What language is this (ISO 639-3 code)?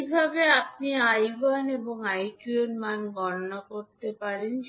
ben